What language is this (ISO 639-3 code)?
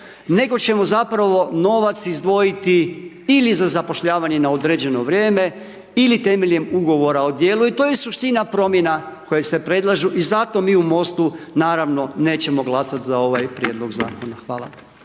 hrv